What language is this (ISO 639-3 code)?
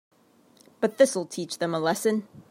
eng